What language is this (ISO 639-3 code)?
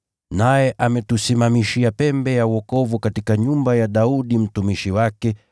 swa